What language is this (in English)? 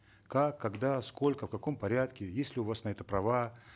Kazakh